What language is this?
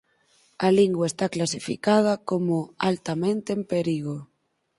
Galician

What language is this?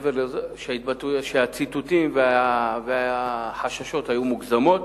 Hebrew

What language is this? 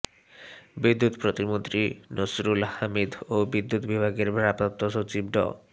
Bangla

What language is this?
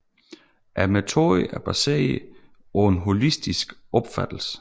Danish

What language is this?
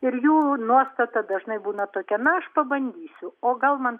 Lithuanian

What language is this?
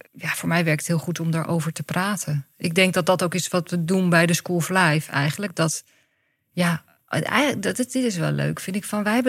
Dutch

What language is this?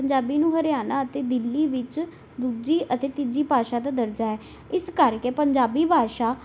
Punjabi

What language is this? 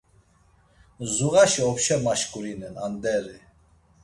Laz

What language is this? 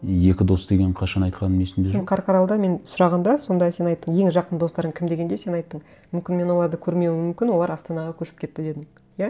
Kazakh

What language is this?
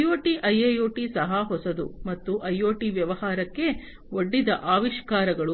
Kannada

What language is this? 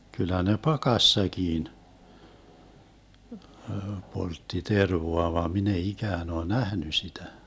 Finnish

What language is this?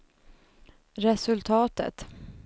Swedish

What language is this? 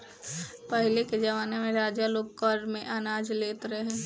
Bhojpuri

